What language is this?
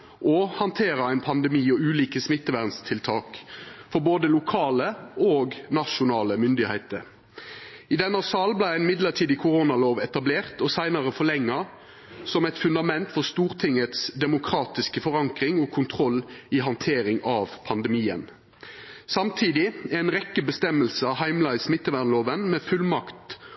Norwegian Nynorsk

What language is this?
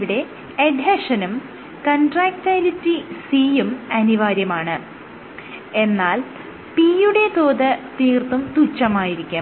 Malayalam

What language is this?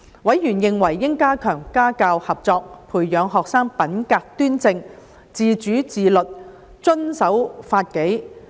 Cantonese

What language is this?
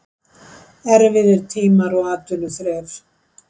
Icelandic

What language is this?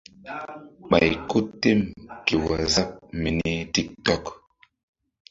Mbum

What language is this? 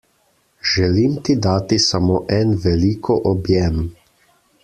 Slovenian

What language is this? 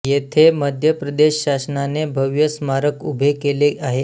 Marathi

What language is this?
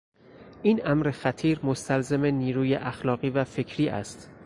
Persian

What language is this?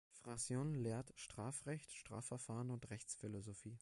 German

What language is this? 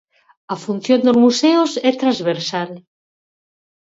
Galician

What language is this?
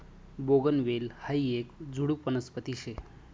Marathi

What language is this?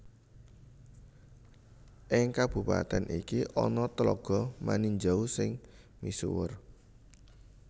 Javanese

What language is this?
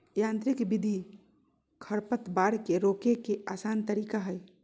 Magahi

